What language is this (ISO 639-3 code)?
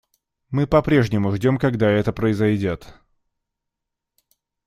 rus